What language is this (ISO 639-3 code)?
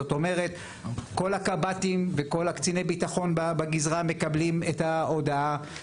heb